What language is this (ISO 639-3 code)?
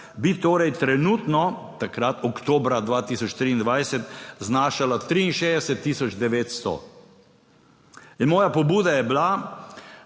slv